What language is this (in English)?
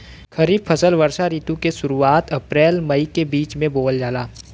Bhojpuri